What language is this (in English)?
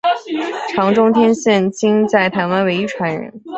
Chinese